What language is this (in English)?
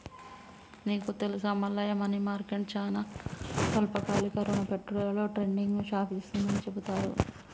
Telugu